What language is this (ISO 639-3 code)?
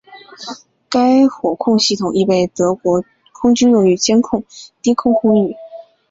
zho